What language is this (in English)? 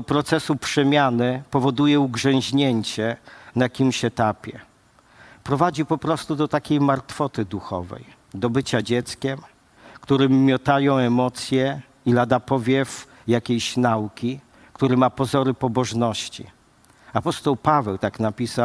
Polish